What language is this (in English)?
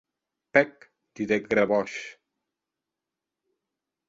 Occitan